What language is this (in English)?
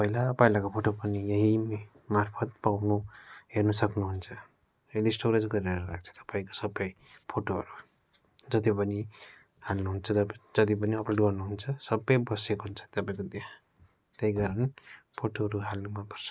Nepali